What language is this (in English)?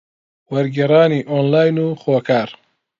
Central Kurdish